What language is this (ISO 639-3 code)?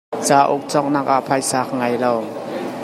cnh